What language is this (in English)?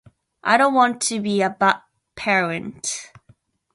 Japanese